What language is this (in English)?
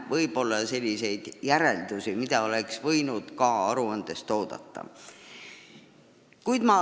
Estonian